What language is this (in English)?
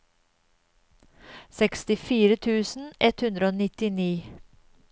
Norwegian